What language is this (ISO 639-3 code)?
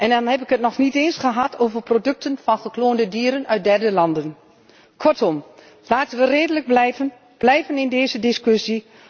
nld